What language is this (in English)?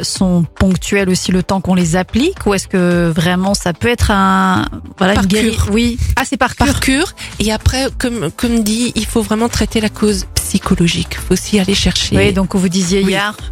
French